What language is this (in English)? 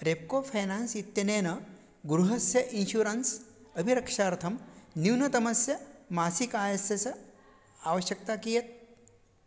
Sanskrit